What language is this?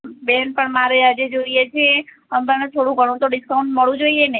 Gujarati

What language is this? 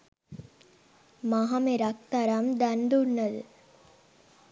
Sinhala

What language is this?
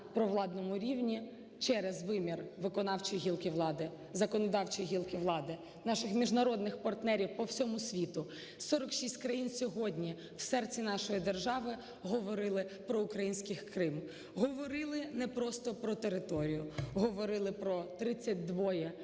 Ukrainian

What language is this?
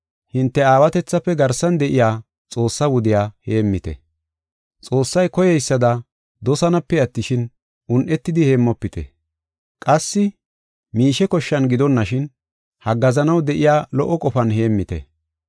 Gofa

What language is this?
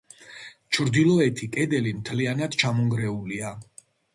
Georgian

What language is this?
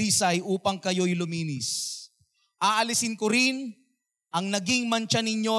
Filipino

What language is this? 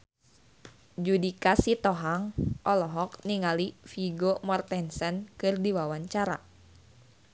Sundanese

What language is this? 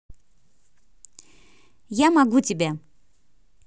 Russian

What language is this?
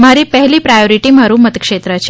Gujarati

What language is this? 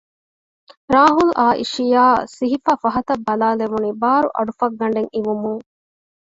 Divehi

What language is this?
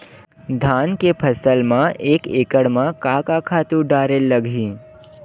Chhattisgarhi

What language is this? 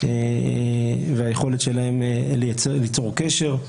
Hebrew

